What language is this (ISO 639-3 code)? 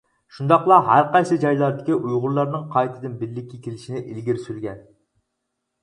uig